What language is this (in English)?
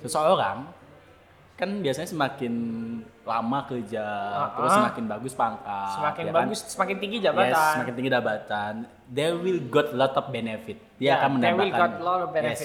Indonesian